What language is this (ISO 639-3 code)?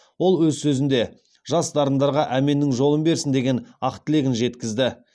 kaz